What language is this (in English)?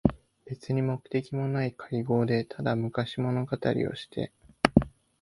Japanese